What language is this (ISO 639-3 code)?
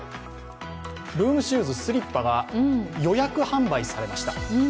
jpn